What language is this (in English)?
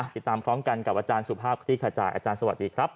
Thai